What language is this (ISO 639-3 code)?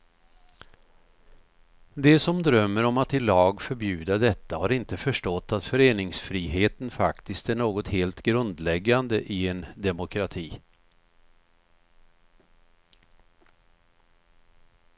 swe